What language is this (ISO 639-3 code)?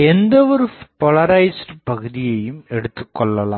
tam